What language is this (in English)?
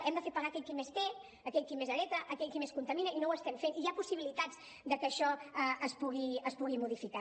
Catalan